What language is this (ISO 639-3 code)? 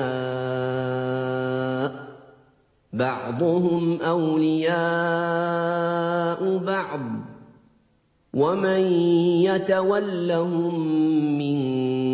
ara